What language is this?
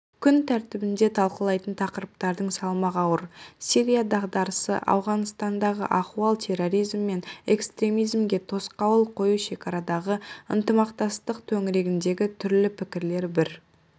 Kazakh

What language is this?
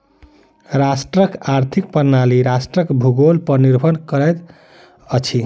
Maithili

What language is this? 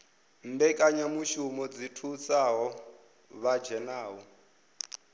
Venda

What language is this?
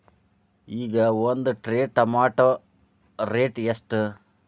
Kannada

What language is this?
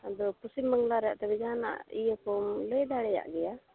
Santali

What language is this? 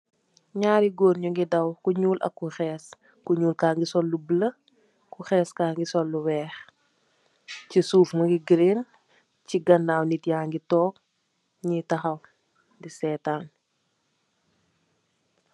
Wolof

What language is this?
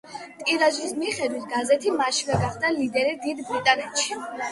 Georgian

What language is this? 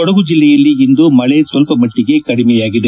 Kannada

